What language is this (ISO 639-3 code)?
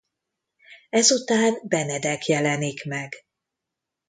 hun